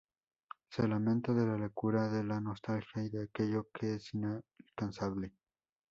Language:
Spanish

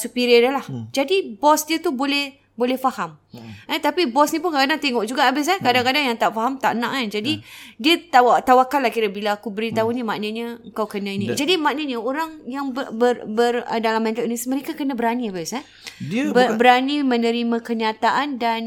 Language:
Malay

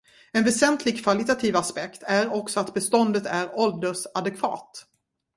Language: Swedish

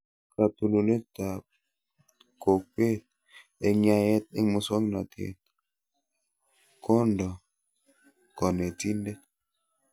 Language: Kalenjin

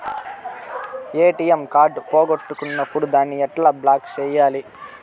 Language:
Telugu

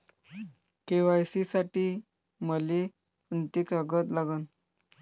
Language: Marathi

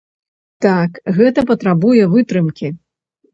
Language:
Belarusian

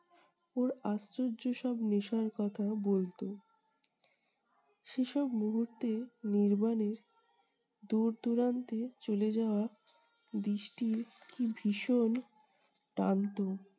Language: Bangla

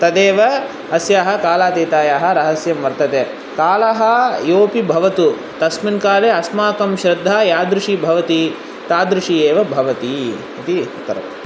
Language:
Sanskrit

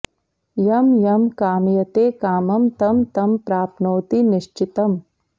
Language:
Sanskrit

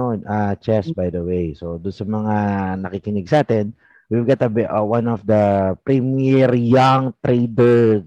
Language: Filipino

